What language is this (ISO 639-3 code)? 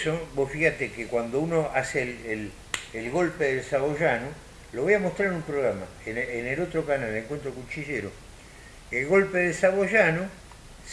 spa